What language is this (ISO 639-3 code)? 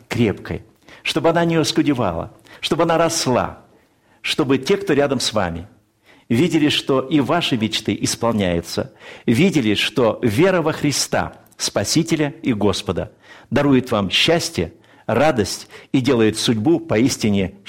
rus